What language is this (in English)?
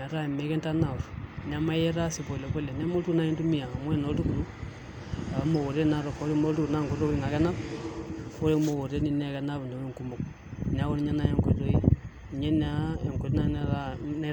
Masai